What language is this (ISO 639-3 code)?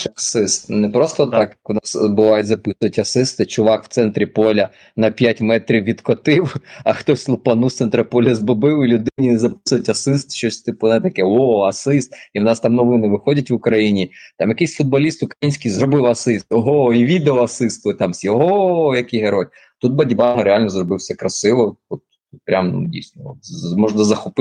ukr